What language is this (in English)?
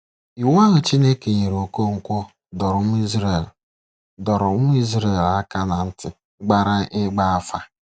Igbo